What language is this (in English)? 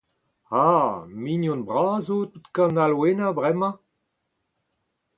Breton